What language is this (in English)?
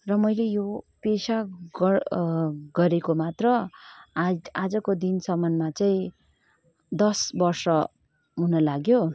Nepali